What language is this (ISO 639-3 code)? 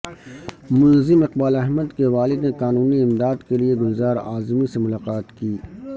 urd